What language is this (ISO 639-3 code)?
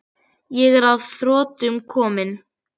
isl